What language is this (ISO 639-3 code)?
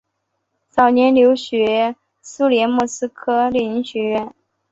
zho